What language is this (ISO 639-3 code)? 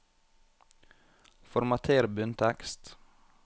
nor